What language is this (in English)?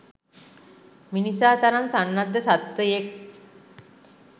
Sinhala